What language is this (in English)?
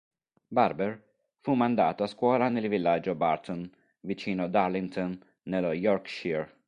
Italian